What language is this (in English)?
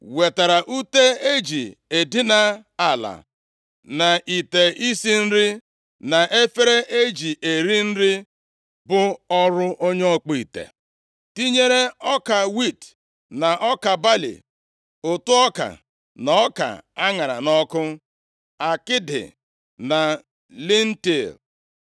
Igbo